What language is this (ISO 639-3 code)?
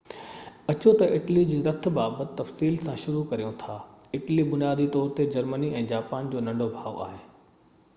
snd